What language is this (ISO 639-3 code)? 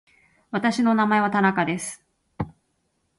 jpn